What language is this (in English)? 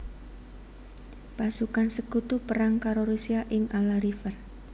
Javanese